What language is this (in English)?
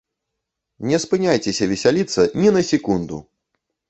Belarusian